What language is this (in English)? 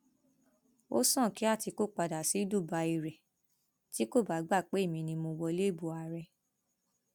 Yoruba